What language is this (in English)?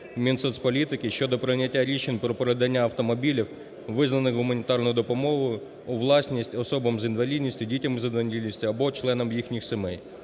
Ukrainian